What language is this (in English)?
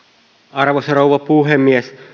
Finnish